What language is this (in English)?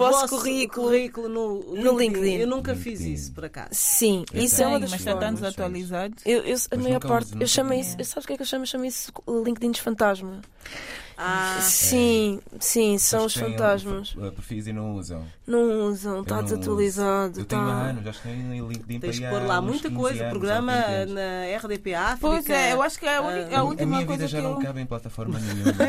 Portuguese